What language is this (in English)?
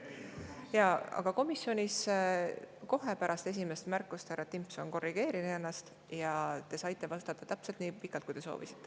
Estonian